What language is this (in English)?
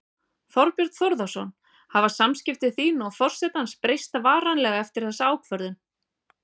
Icelandic